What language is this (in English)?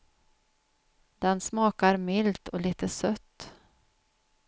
Swedish